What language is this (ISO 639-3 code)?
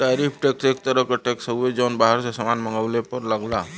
bho